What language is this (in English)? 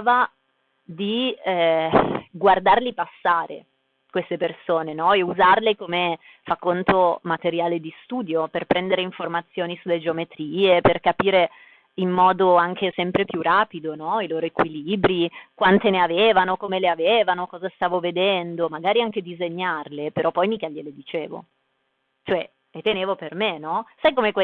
Italian